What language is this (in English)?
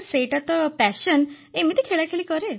Odia